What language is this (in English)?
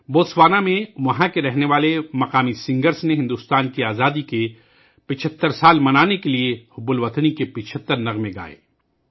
Urdu